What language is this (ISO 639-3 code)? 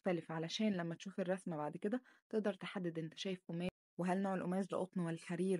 ara